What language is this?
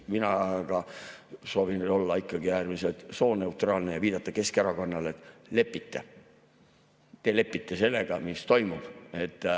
Estonian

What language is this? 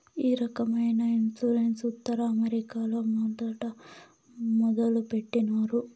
Telugu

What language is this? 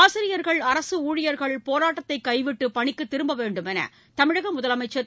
Tamil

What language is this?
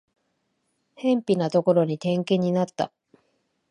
Japanese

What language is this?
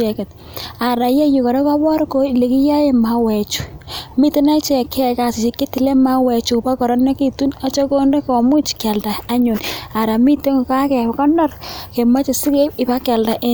Kalenjin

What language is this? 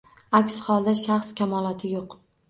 Uzbek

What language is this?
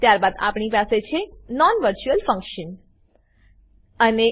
Gujarati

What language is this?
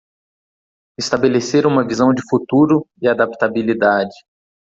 Portuguese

